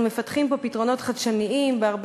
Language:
Hebrew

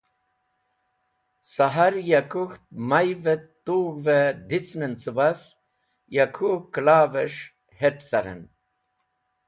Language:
Wakhi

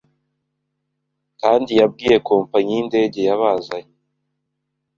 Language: Kinyarwanda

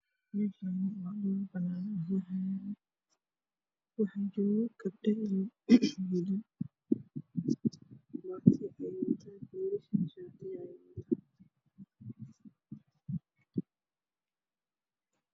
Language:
Somali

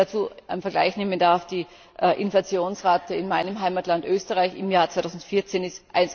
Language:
German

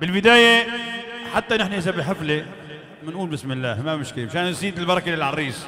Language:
Arabic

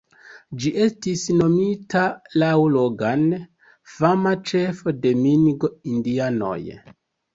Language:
Esperanto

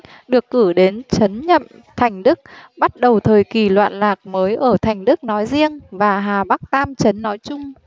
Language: Vietnamese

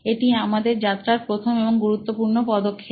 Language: Bangla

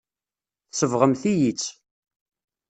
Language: Kabyle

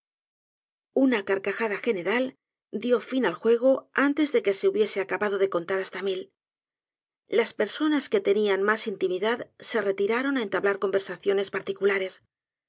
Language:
Spanish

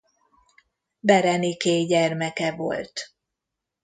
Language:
Hungarian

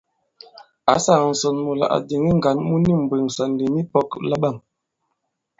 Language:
Bankon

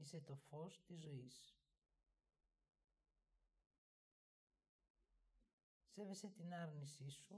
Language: Greek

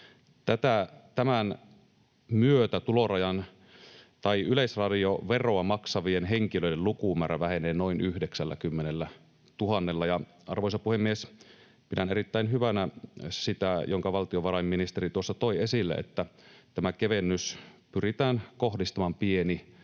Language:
Finnish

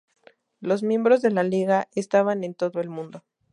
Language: Spanish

